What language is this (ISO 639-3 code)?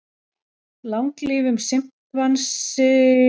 isl